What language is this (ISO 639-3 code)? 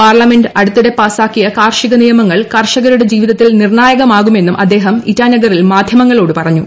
mal